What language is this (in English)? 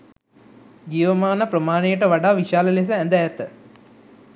Sinhala